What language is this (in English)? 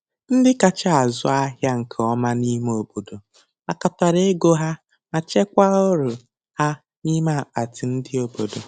Igbo